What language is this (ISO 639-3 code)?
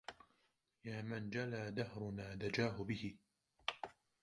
ara